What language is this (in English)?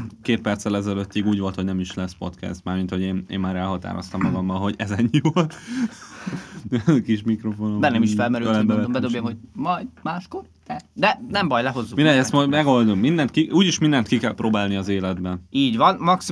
Hungarian